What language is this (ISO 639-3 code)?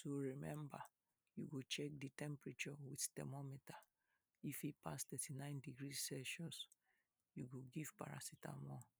pcm